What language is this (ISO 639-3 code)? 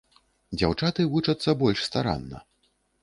bel